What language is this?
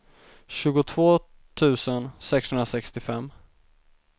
Swedish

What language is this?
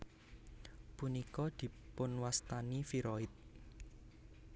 Javanese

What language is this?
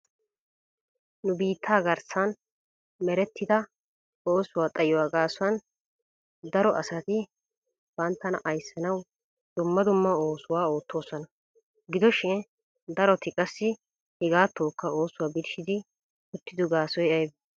Wolaytta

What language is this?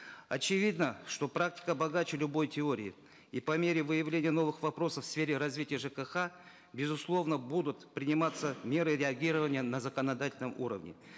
Kazakh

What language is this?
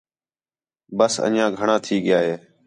Khetrani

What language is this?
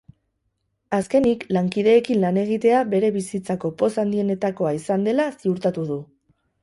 Basque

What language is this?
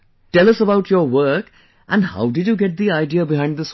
English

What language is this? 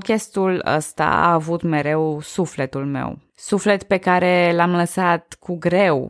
Romanian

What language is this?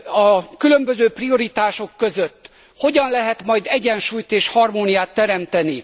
Hungarian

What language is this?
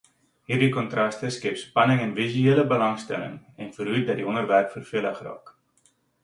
Afrikaans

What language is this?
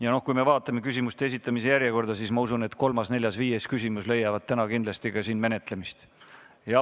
Estonian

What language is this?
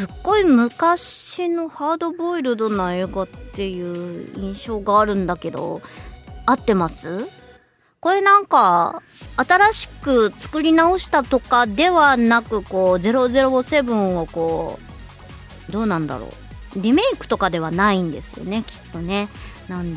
Japanese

